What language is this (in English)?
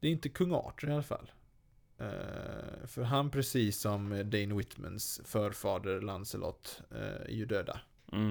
Swedish